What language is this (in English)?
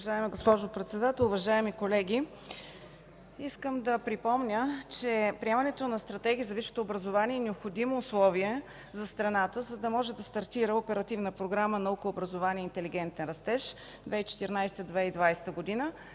Bulgarian